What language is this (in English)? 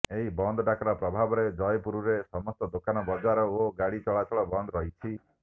Odia